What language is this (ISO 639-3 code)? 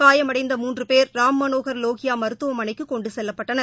tam